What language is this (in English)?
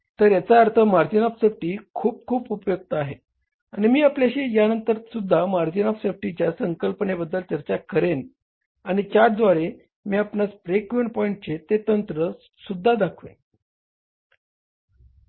Marathi